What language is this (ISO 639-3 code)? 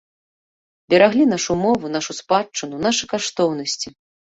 bel